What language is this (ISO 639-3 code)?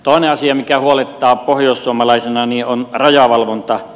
fin